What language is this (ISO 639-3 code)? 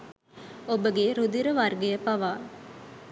sin